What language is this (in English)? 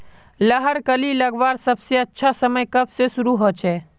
Magahi